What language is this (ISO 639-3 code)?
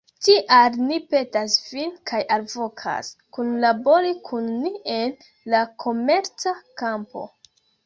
epo